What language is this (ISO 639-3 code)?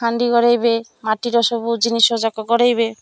ori